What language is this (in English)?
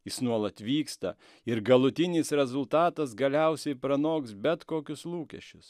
Lithuanian